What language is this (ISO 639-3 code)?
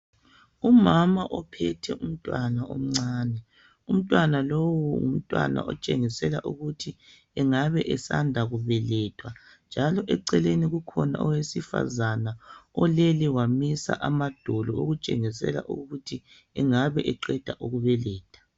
nde